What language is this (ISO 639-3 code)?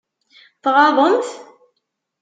kab